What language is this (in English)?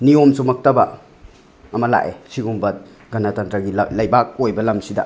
Manipuri